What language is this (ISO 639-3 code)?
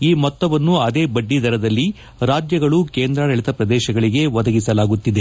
kan